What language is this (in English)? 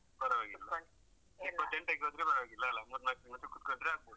Kannada